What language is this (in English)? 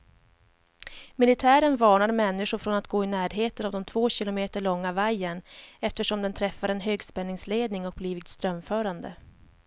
Swedish